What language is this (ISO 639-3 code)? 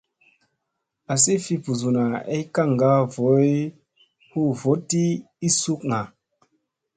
mse